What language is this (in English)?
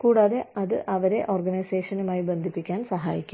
Malayalam